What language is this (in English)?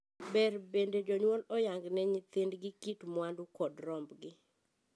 Luo (Kenya and Tanzania)